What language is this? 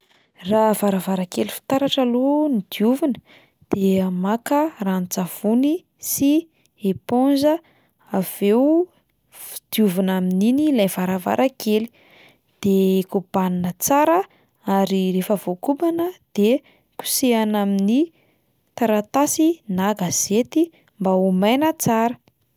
Malagasy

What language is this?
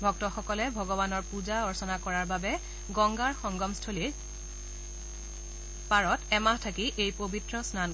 Assamese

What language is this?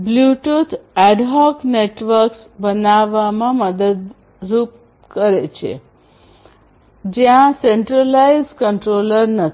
Gujarati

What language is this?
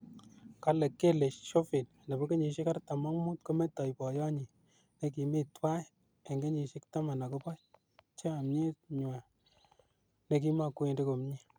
Kalenjin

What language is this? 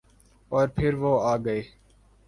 Urdu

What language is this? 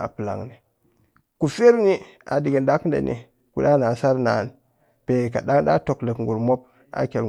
Cakfem-Mushere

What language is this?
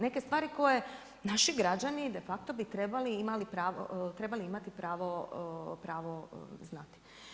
Croatian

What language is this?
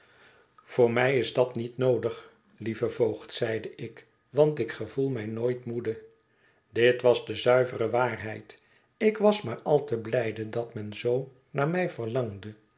Dutch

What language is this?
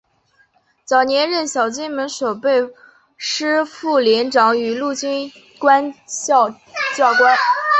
Chinese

